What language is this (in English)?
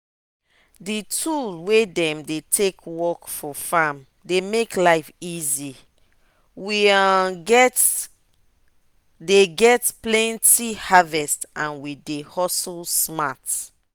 Nigerian Pidgin